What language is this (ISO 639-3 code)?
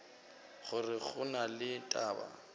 nso